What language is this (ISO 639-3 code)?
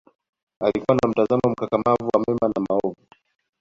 swa